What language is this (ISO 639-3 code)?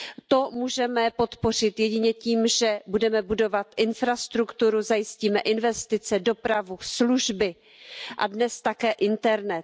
ces